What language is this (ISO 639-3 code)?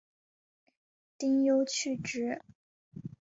zho